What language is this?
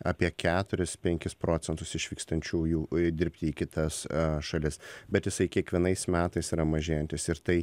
Lithuanian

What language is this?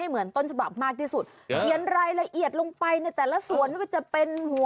Thai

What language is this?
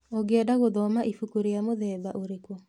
Kikuyu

